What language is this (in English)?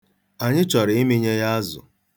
Igbo